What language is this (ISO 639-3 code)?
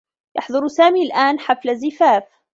ara